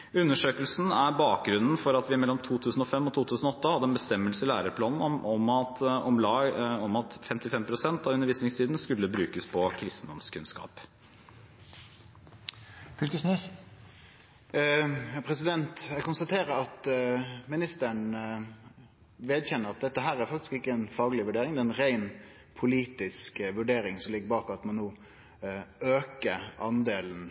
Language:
Norwegian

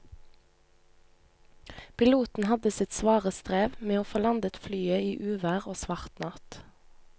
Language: Norwegian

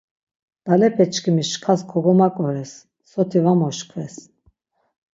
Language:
Laz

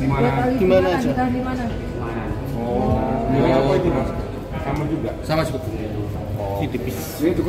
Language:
Indonesian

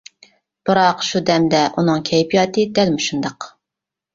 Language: Uyghur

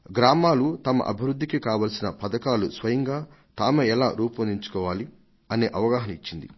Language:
Telugu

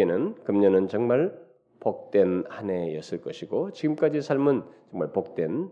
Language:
Korean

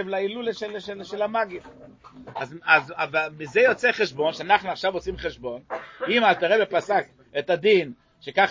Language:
Hebrew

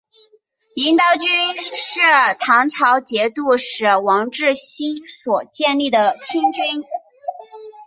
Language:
Chinese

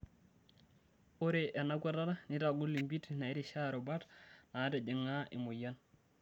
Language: Masai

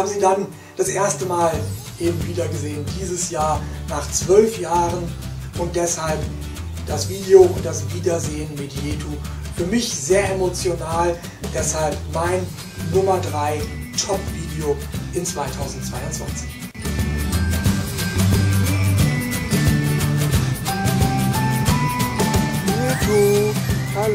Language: German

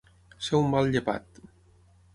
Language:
Catalan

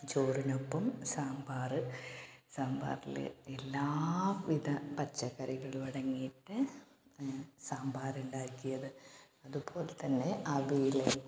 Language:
Malayalam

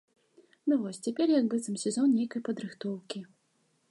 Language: Belarusian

